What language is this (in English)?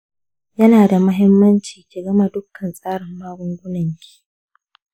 Hausa